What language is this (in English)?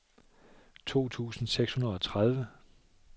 Danish